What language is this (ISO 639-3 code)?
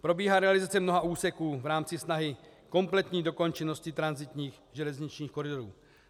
ces